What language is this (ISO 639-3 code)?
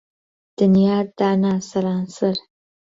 ckb